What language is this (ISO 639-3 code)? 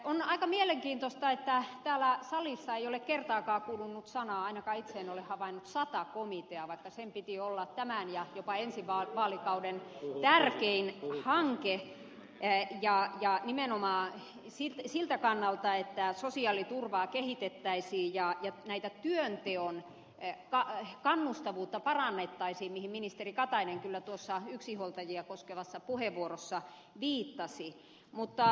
fin